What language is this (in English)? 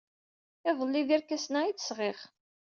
Kabyle